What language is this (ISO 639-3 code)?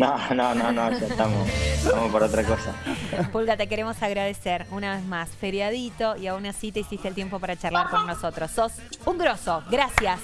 spa